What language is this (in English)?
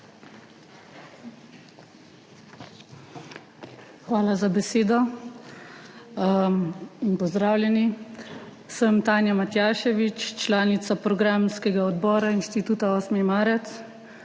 Slovenian